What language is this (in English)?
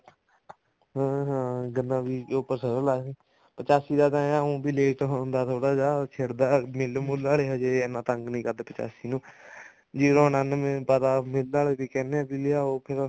Punjabi